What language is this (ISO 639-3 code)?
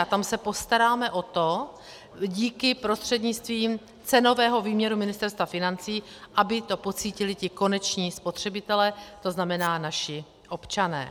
ces